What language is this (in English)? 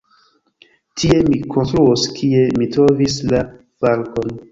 Esperanto